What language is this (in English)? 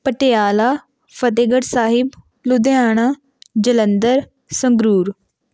Punjabi